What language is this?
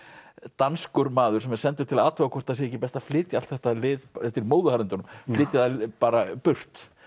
Icelandic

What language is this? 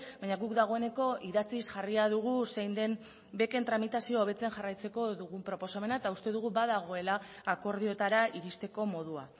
Basque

